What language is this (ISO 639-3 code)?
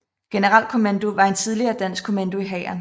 dan